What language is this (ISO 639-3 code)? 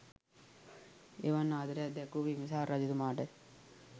sin